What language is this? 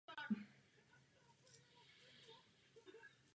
Czech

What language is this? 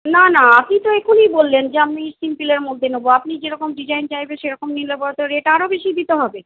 Bangla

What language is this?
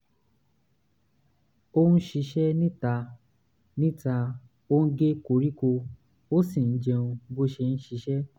Yoruba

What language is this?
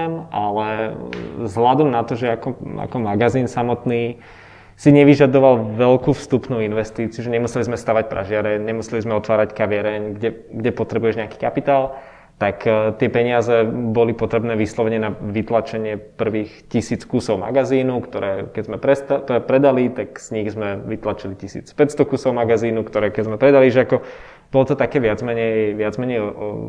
Czech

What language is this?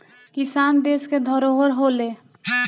Bhojpuri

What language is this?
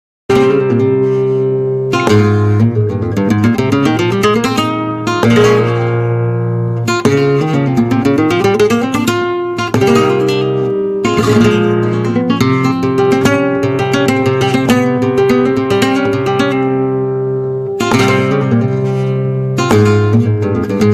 Spanish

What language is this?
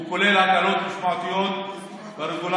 Hebrew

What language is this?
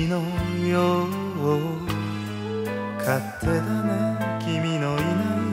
Japanese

